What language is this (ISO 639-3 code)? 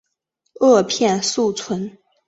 zho